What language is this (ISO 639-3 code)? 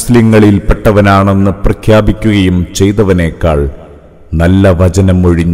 ara